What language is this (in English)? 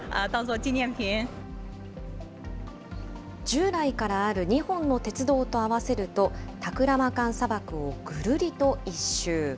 Japanese